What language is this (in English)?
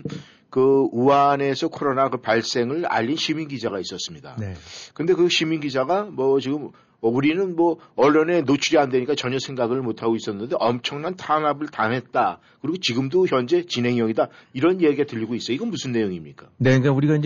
Korean